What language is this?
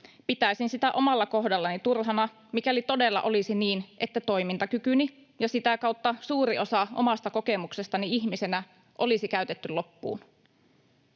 Finnish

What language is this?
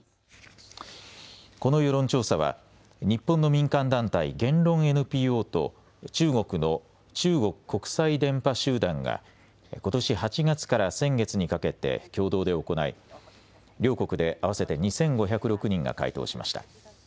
Japanese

